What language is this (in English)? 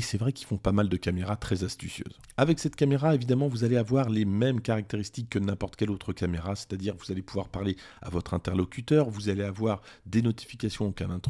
French